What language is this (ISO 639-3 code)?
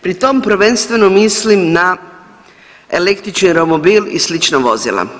hrv